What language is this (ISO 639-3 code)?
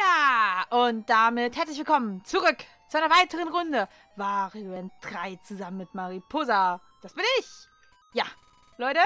deu